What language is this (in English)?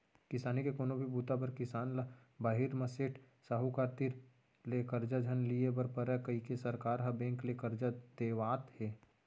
Chhattisgarhi